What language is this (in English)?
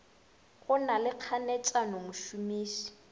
Northern Sotho